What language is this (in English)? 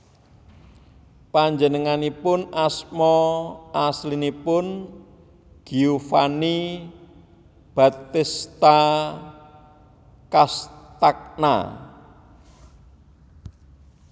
Javanese